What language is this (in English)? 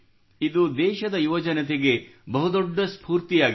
Kannada